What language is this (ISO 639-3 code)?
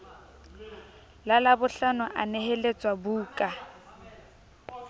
sot